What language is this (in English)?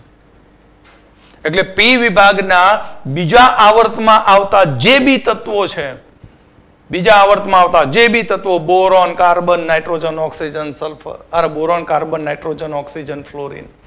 Gujarati